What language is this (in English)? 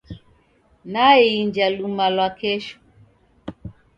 Taita